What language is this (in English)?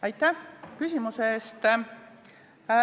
Estonian